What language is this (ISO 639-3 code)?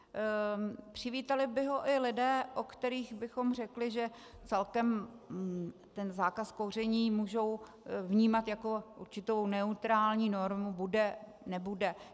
ces